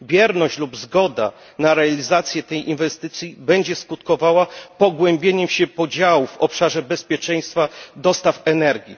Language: Polish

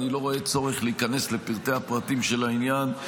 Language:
Hebrew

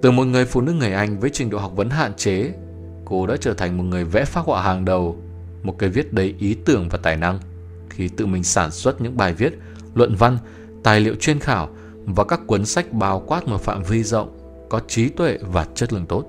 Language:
Vietnamese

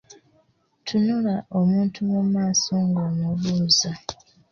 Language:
Ganda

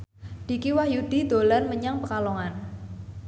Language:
Javanese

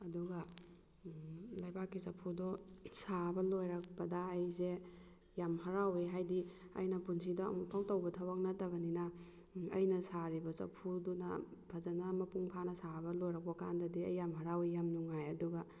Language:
Manipuri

